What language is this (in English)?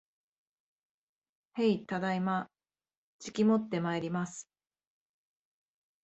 Japanese